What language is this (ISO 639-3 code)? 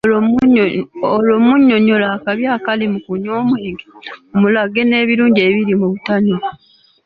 lug